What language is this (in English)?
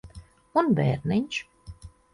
Latvian